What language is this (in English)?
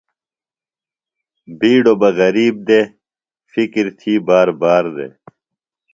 Phalura